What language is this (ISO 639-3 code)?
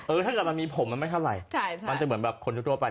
tha